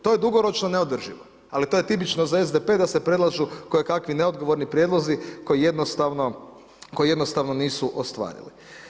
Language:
Croatian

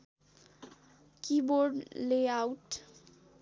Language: Nepali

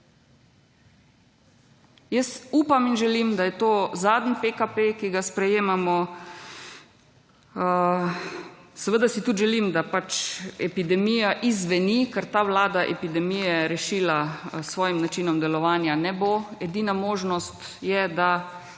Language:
Slovenian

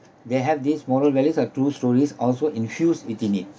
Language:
English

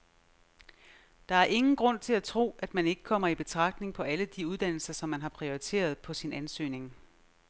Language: Danish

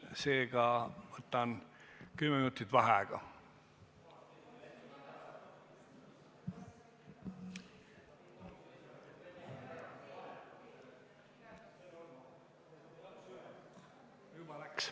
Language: Estonian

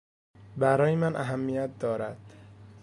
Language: Persian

